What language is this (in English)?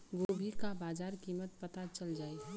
Bhojpuri